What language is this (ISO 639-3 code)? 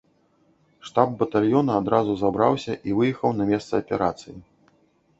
bel